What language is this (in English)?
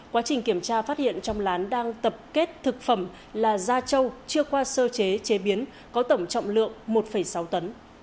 Vietnamese